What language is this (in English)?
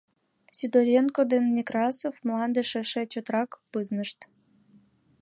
Mari